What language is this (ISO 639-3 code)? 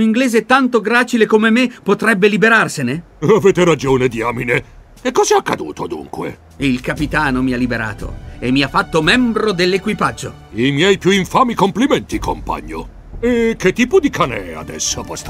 ita